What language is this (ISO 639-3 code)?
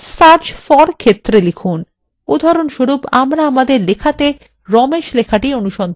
ben